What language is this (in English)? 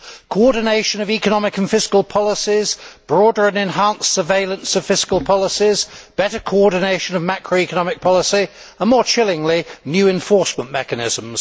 English